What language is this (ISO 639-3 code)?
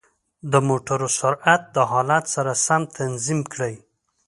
pus